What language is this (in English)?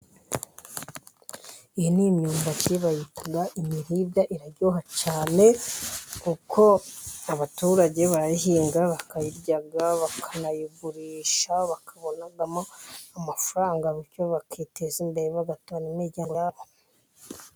Kinyarwanda